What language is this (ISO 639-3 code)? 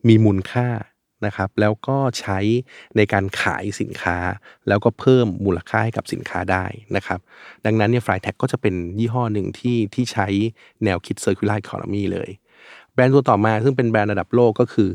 tha